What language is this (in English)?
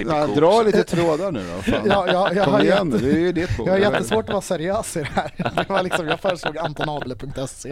Swedish